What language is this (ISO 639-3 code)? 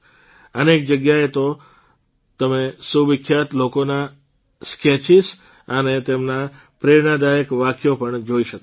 guj